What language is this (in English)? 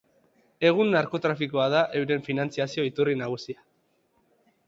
Basque